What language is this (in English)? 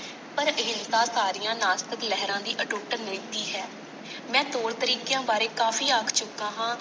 Punjabi